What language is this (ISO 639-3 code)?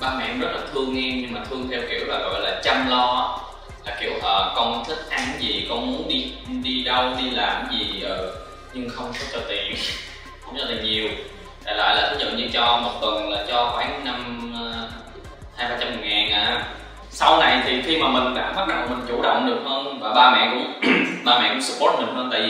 vie